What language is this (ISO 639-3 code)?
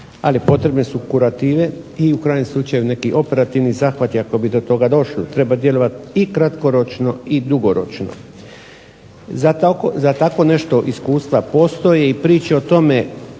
hrv